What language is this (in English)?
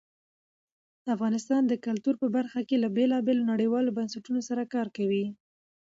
Pashto